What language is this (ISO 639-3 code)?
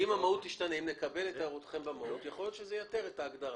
heb